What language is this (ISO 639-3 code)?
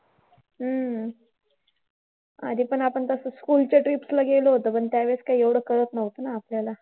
mar